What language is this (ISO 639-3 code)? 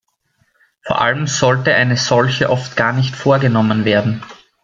deu